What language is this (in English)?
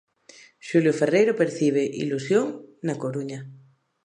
Galician